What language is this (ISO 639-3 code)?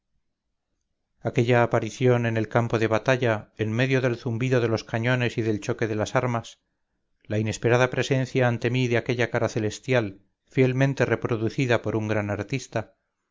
spa